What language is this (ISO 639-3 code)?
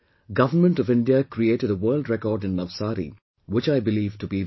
eng